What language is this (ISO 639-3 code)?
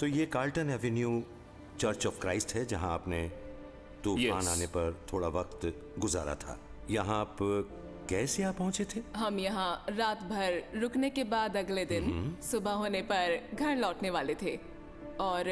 hin